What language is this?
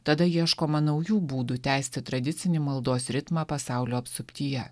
Lithuanian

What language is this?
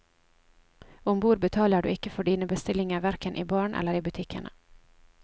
Norwegian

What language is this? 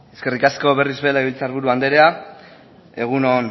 Basque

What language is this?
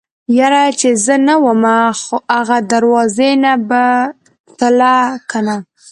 Pashto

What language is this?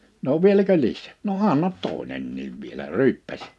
Finnish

